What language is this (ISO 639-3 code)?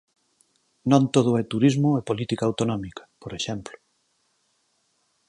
glg